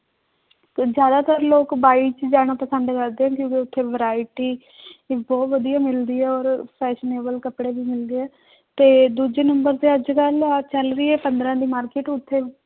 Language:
Punjabi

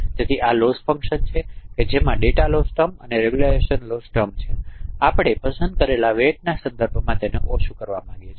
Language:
Gujarati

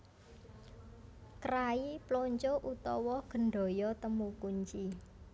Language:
Javanese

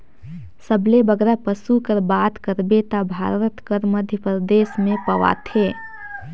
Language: Chhattisgarhi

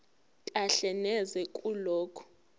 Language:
Zulu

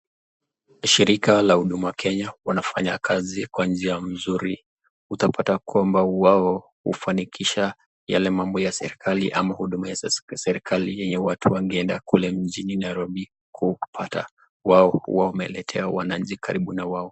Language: Swahili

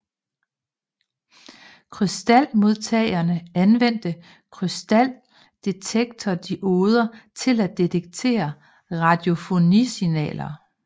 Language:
Danish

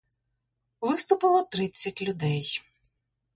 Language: Ukrainian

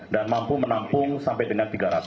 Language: Indonesian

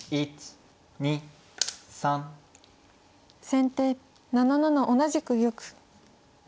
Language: Japanese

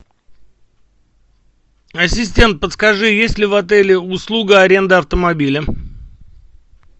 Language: Russian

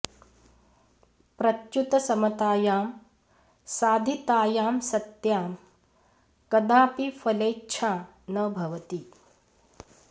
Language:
Sanskrit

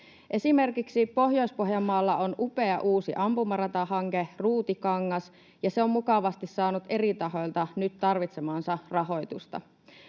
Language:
Finnish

